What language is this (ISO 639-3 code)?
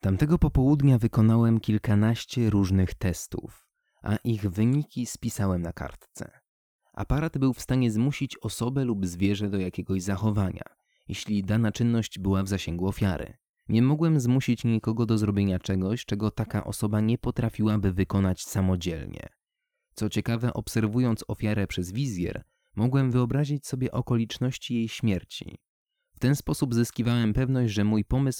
pol